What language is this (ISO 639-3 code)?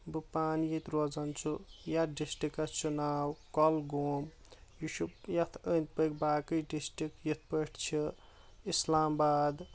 kas